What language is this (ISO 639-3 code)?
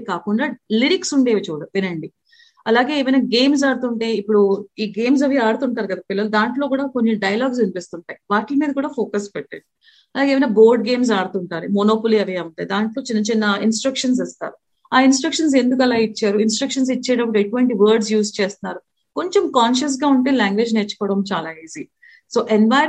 tel